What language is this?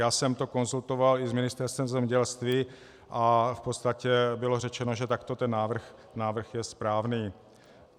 Czech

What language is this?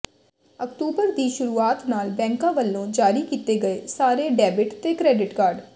Punjabi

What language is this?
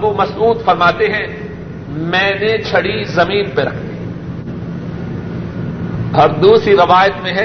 Urdu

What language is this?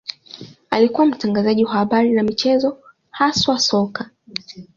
Swahili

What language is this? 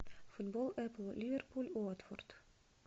Russian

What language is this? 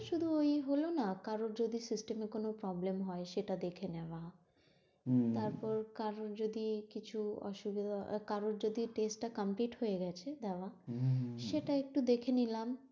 Bangla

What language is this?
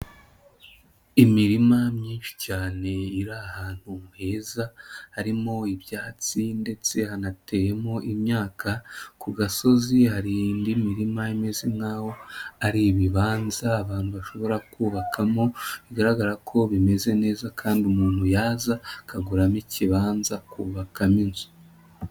Kinyarwanda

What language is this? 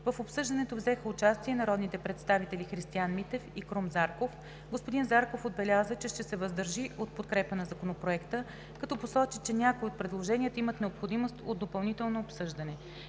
Bulgarian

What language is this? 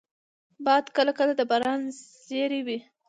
Pashto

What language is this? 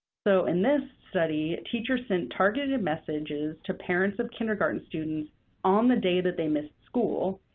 English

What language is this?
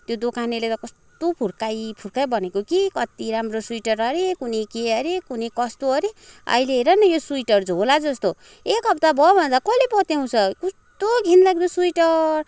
Nepali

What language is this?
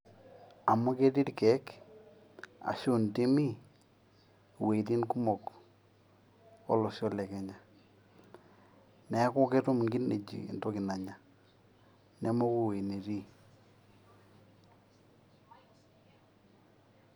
Masai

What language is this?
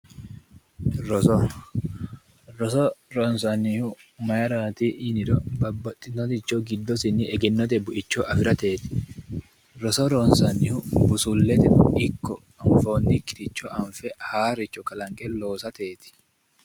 Sidamo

